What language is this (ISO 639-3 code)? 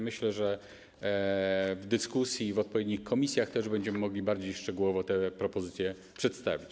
pol